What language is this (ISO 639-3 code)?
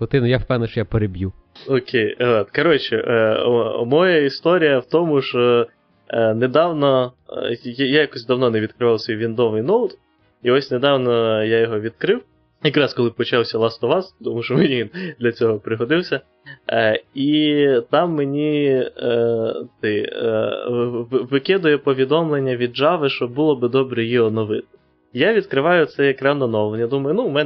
ukr